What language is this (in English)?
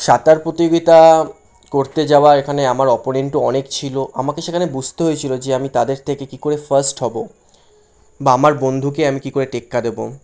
Bangla